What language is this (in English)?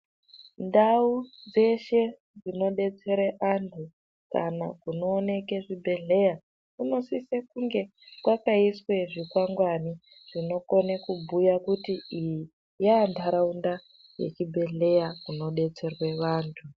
Ndau